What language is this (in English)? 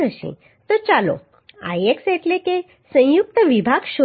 Gujarati